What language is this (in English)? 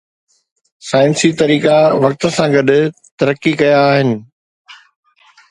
Sindhi